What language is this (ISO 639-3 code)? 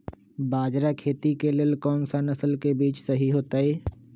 mag